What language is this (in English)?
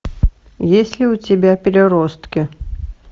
Russian